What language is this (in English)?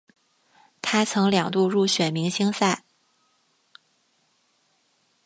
Chinese